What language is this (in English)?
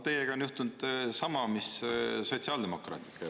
Estonian